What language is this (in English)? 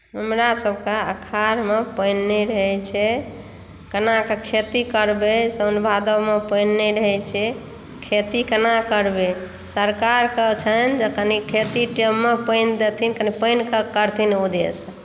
Maithili